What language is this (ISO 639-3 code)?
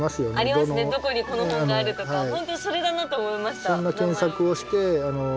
jpn